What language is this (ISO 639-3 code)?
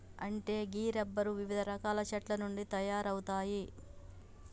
tel